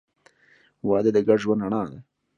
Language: Pashto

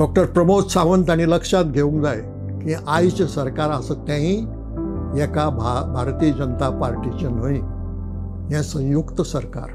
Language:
Marathi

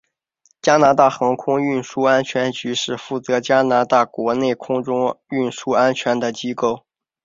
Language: Chinese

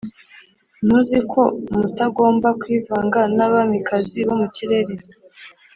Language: Kinyarwanda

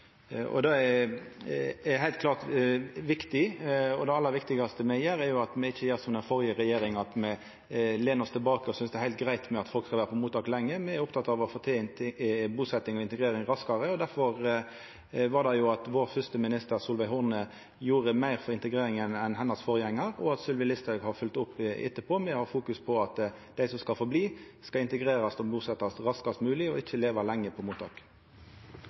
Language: Norwegian Nynorsk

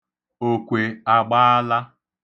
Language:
Igbo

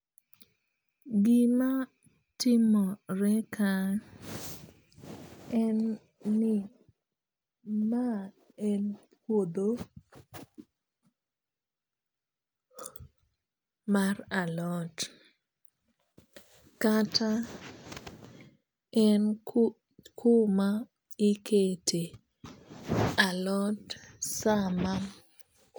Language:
Luo (Kenya and Tanzania)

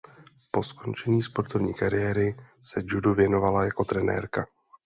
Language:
Czech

